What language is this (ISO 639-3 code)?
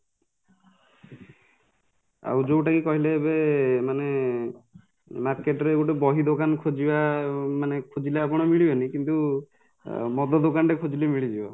ori